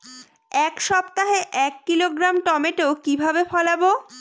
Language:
Bangla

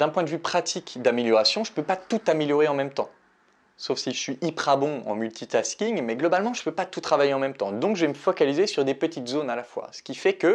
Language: French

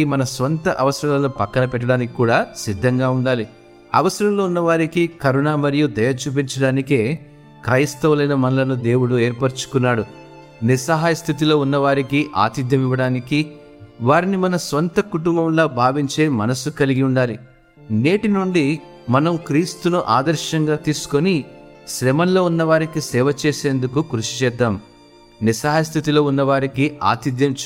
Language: Telugu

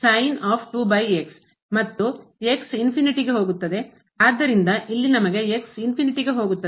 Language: Kannada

